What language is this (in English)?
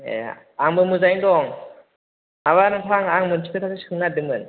Bodo